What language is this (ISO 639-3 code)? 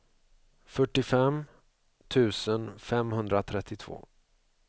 swe